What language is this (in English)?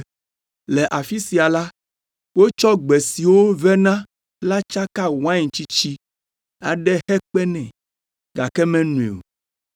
Ewe